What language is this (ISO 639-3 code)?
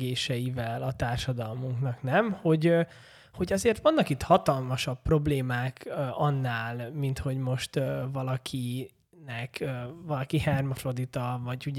hun